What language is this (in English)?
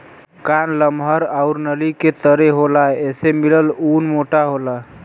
Bhojpuri